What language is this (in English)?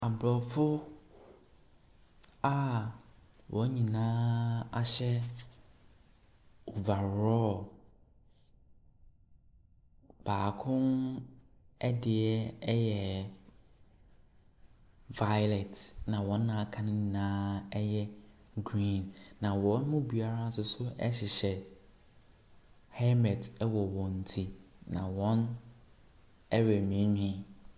Akan